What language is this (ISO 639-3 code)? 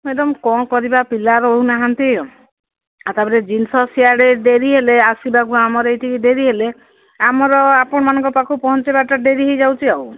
ori